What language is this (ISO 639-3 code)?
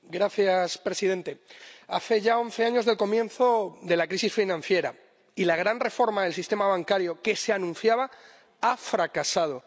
spa